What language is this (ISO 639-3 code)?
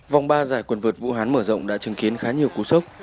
vie